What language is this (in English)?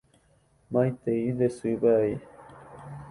Guarani